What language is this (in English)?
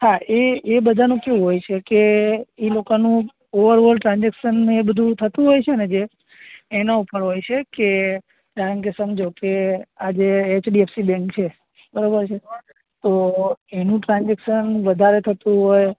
Gujarati